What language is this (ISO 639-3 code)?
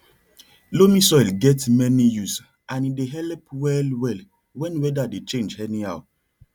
pcm